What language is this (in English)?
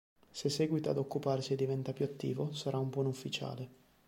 Italian